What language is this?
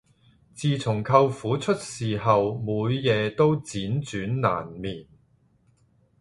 Cantonese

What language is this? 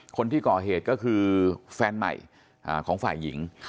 Thai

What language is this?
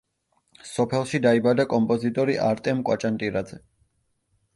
Georgian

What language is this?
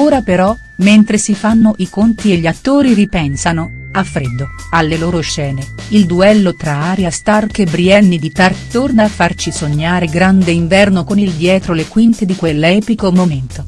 Italian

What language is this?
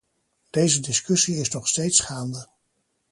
Dutch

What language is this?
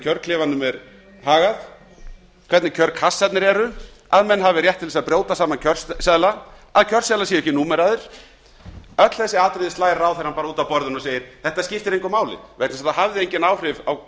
Icelandic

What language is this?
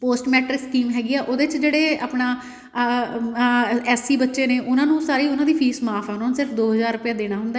Punjabi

